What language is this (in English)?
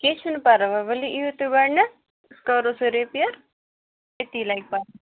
Kashmiri